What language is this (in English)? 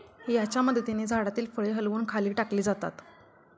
Marathi